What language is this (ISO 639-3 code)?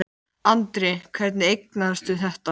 isl